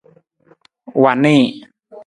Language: Nawdm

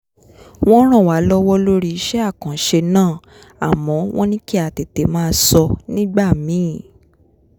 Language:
Yoruba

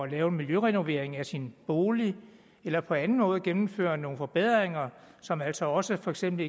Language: Danish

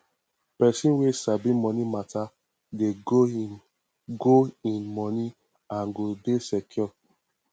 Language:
Nigerian Pidgin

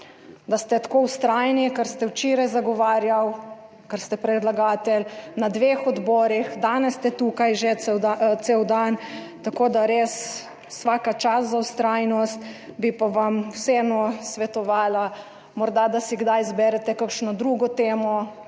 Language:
Slovenian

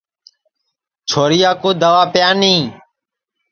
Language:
Sansi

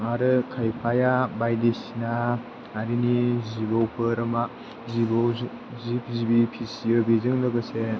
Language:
Bodo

